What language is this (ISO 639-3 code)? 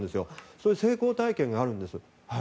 jpn